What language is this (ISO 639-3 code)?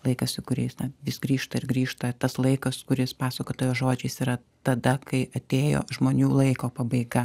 lit